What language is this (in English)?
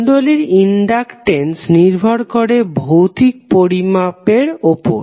Bangla